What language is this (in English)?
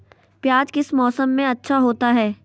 Magahi